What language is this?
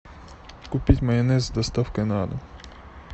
Russian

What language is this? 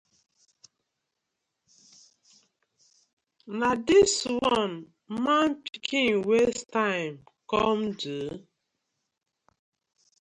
Nigerian Pidgin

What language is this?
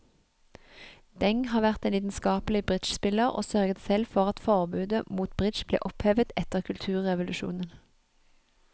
Norwegian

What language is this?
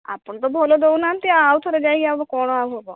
Odia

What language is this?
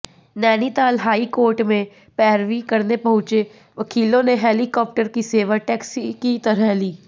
Hindi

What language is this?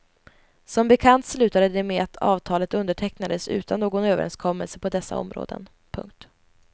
Swedish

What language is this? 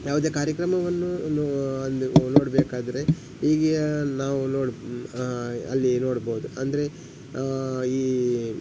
Kannada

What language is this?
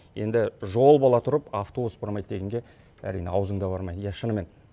Kazakh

